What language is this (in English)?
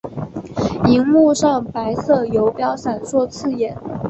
Chinese